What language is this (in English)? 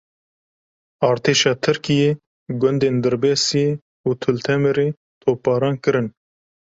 Kurdish